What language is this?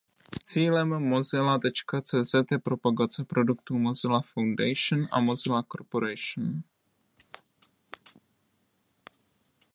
Czech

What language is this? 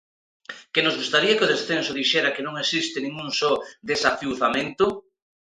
Galician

